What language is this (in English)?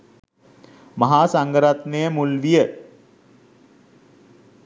Sinhala